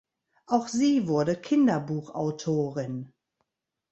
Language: German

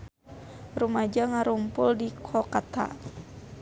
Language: Sundanese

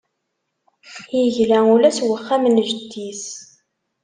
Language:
Kabyle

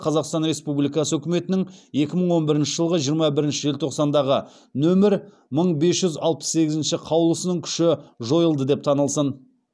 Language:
Kazakh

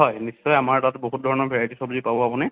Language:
Assamese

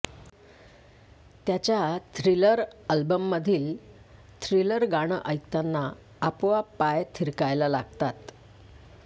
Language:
Marathi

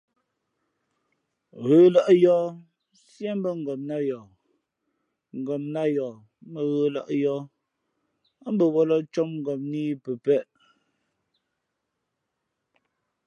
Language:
Fe'fe'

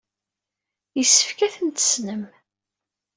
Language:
Kabyle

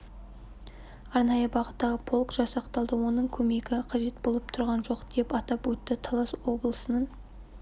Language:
Kazakh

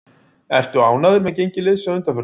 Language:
Icelandic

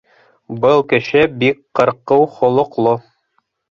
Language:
Bashkir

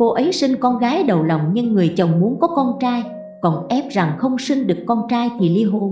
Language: Vietnamese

